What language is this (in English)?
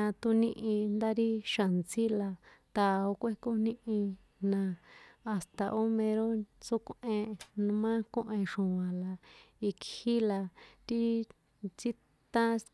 San Juan Atzingo Popoloca